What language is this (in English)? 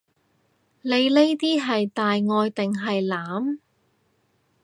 Cantonese